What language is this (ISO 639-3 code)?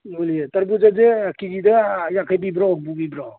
mni